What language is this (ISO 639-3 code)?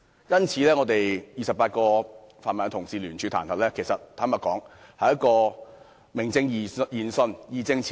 yue